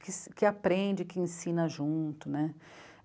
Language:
Portuguese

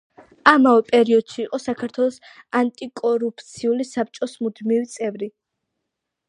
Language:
Georgian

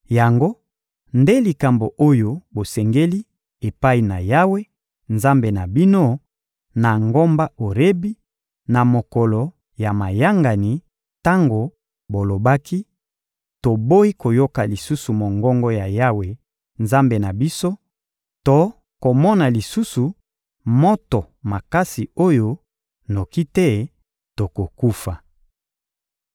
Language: Lingala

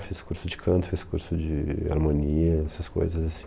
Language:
Portuguese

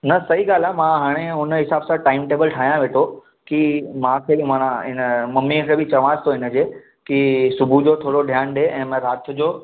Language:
Sindhi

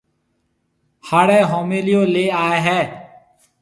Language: Marwari (Pakistan)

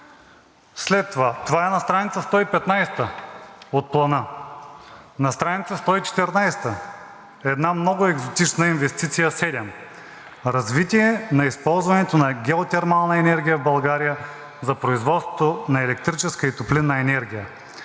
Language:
Bulgarian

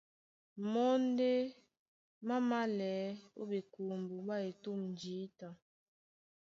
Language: Duala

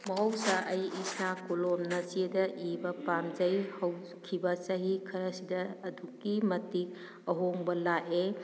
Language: Manipuri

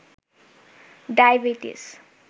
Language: Bangla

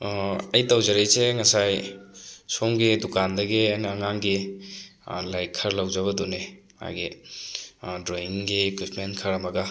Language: Manipuri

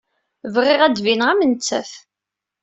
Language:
Kabyle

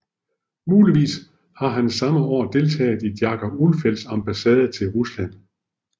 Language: Danish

